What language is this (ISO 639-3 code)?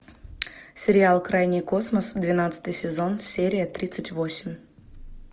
rus